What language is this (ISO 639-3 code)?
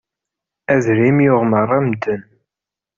kab